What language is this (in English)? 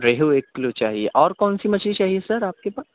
Urdu